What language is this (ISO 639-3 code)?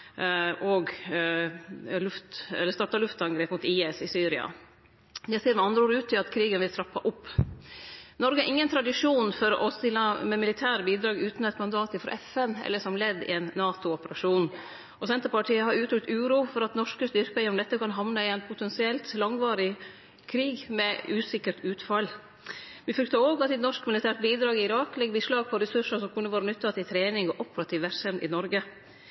nno